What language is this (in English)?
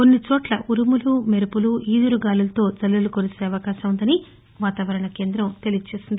Telugu